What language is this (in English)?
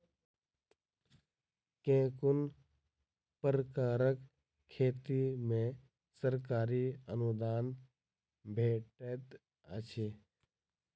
Maithili